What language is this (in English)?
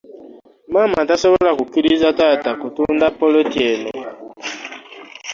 Ganda